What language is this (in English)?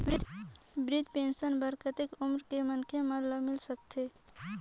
Chhattisgarhi